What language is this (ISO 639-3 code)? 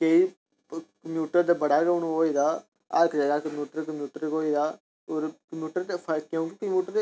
doi